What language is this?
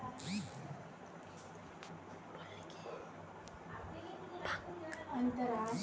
Magahi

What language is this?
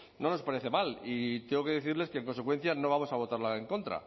Spanish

